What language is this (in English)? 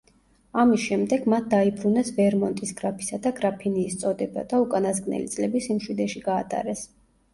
Georgian